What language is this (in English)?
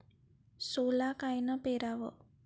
Marathi